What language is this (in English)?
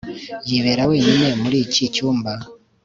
Kinyarwanda